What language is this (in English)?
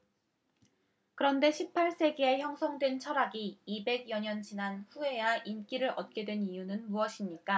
Korean